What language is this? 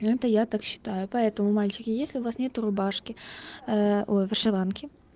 Russian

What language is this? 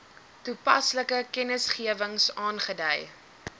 Afrikaans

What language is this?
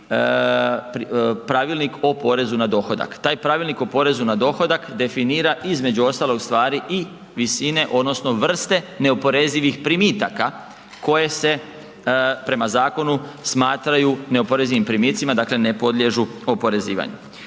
Croatian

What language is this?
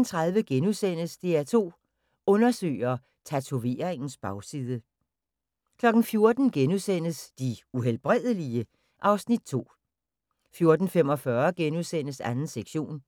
Danish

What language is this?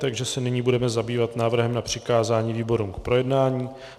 Czech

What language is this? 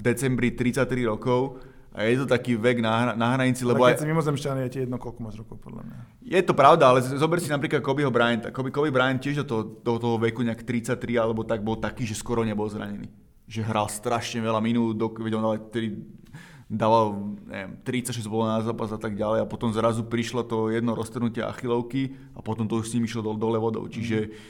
Slovak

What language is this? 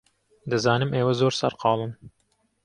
Central Kurdish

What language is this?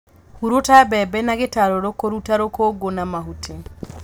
Kikuyu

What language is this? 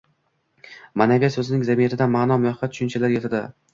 Uzbek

